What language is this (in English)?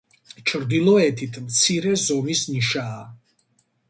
Georgian